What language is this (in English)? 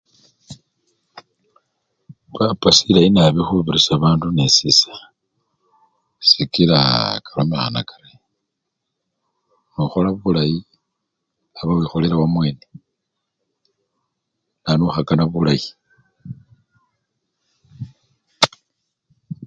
Luyia